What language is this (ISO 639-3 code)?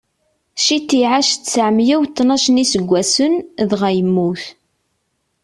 kab